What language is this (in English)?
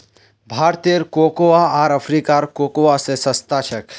Magahi